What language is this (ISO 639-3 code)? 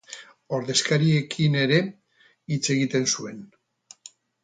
eus